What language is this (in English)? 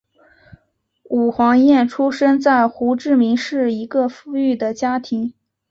Chinese